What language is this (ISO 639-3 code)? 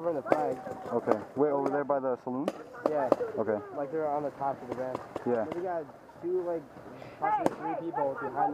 eng